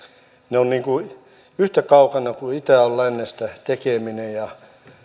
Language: Finnish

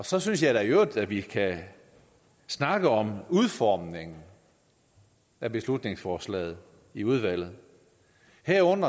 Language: Danish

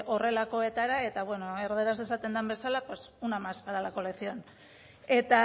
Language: Basque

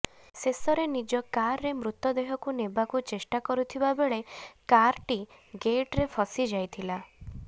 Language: Odia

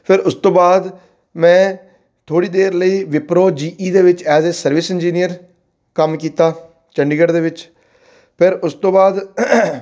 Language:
Punjabi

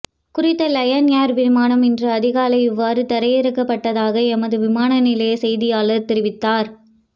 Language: Tamil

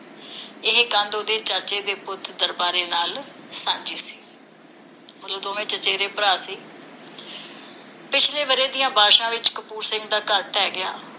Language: Punjabi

